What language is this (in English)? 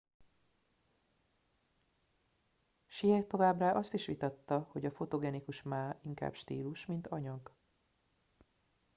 Hungarian